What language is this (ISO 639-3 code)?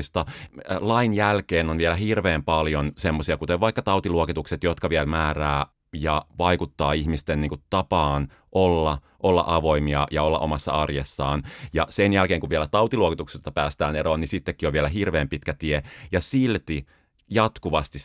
fin